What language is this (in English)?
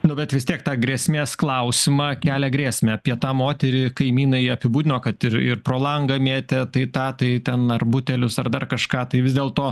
Lithuanian